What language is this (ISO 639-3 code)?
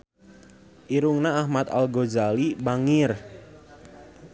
sun